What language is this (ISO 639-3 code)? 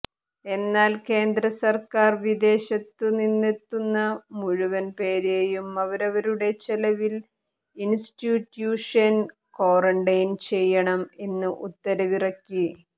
mal